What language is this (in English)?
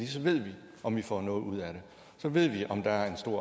Danish